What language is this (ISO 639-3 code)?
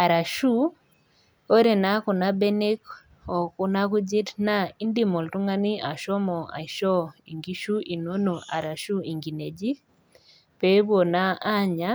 mas